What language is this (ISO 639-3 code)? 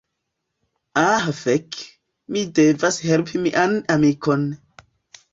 epo